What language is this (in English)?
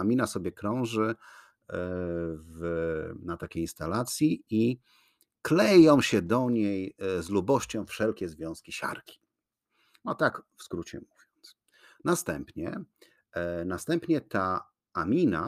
Polish